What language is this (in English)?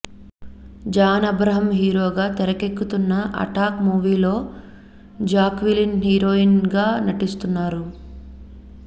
Telugu